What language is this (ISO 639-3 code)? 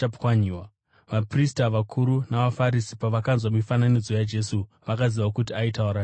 sna